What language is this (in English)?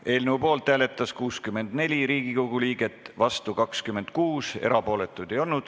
Estonian